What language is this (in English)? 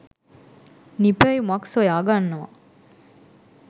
Sinhala